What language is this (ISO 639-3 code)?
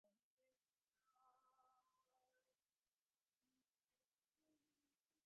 div